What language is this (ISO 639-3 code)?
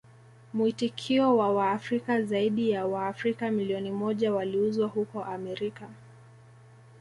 swa